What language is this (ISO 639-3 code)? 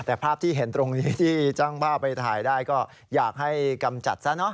tha